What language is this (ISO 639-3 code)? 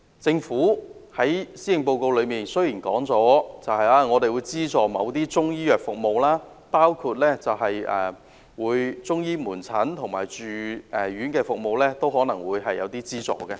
yue